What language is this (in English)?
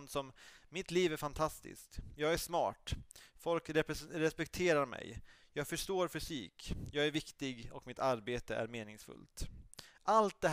Swedish